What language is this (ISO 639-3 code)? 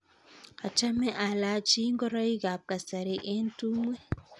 kln